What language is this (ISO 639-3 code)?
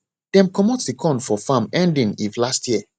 pcm